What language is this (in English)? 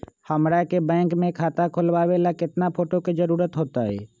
Magahi